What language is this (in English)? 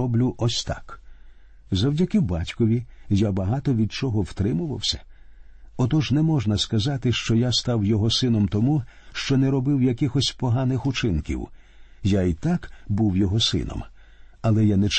Ukrainian